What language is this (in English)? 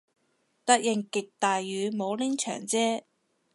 Cantonese